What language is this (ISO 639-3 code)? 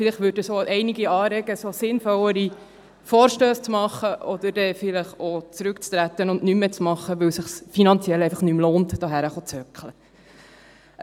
gsw